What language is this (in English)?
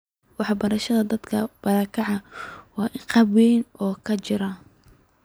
Somali